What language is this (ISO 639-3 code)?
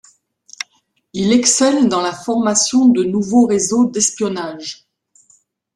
fra